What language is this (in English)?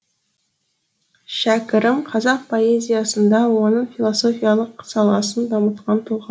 Kazakh